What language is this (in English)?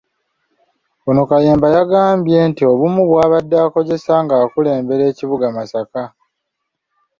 Ganda